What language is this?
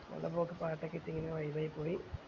Malayalam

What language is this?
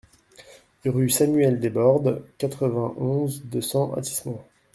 French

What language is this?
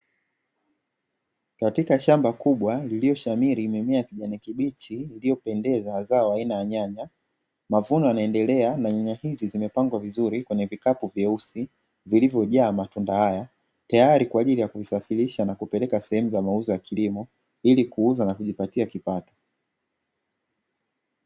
Swahili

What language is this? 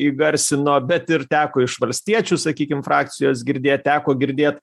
Lithuanian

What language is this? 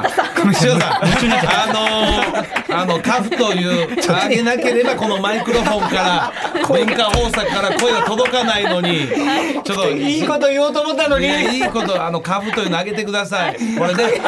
Japanese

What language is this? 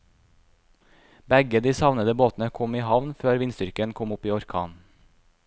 Norwegian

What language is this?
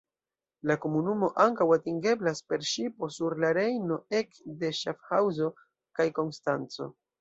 Esperanto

